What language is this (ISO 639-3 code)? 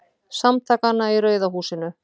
isl